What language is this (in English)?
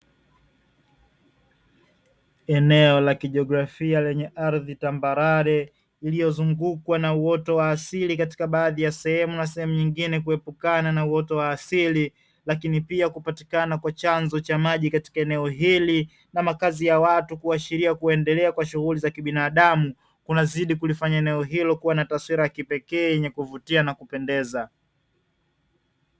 Swahili